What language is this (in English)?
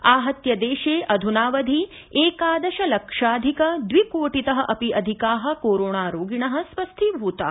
Sanskrit